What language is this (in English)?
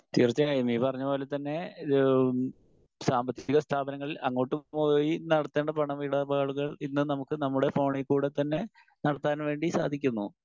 Malayalam